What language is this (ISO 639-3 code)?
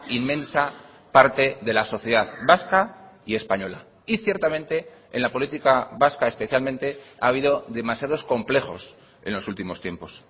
spa